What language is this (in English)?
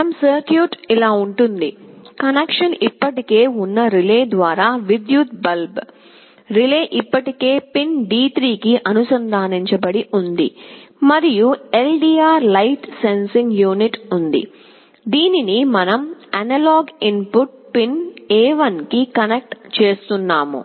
Telugu